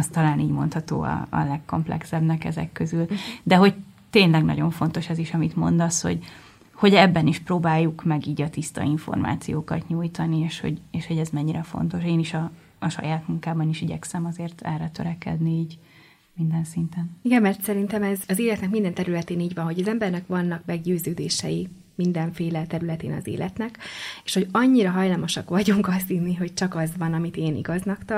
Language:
Hungarian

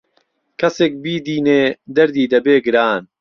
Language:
Central Kurdish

